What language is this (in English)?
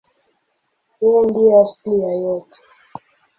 Swahili